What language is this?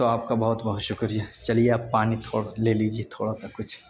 Urdu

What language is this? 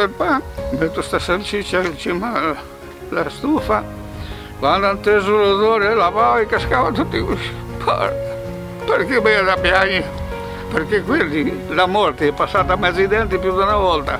Italian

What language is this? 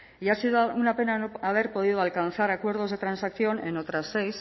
Spanish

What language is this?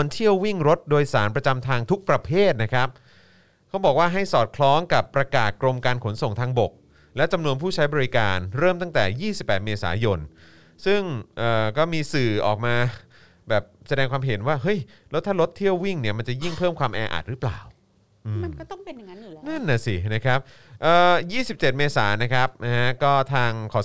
Thai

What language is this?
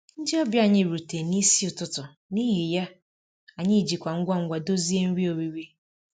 Igbo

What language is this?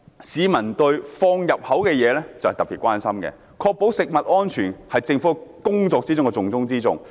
Cantonese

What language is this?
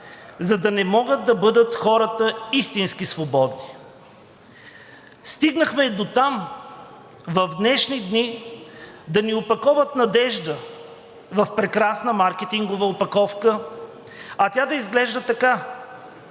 Bulgarian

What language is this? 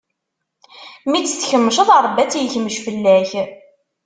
Kabyle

